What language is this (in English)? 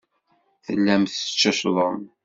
Kabyle